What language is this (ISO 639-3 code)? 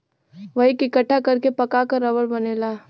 bho